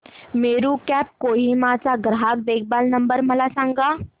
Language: Marathi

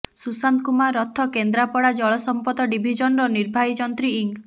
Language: Odia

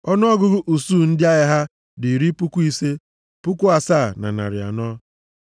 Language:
Igbo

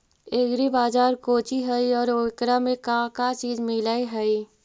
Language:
Magahi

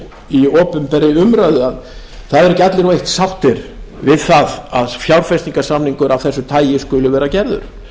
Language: Icelandic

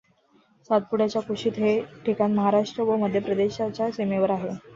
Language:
Marathi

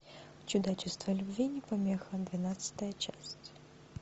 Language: Russian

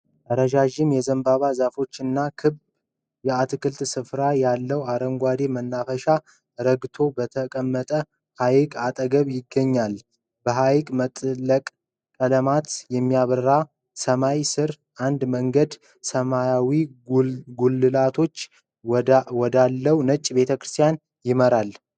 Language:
Amharic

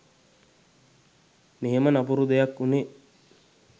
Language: Sinhala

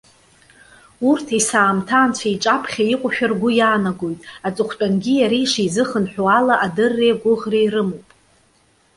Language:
Abkhazian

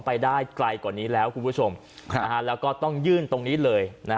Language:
Thai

